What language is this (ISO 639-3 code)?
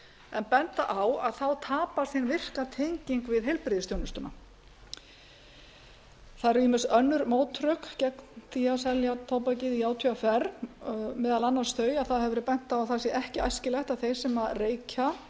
isl